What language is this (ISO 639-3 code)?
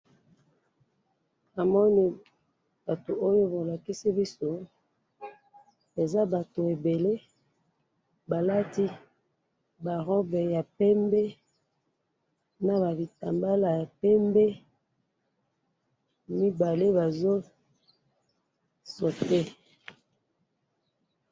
lin